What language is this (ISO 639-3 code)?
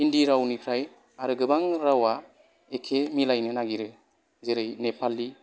brx